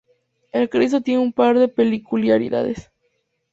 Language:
Spanish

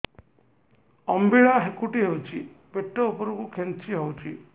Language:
Odia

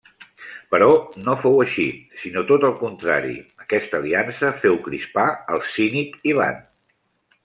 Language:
Catalan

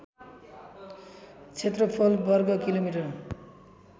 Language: Nepali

